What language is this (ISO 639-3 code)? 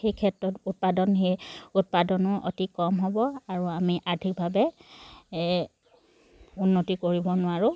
asm